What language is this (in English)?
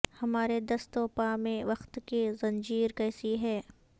Urdu